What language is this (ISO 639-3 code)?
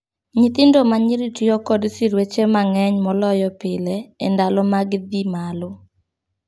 luo